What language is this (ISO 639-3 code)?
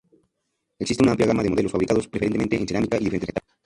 spa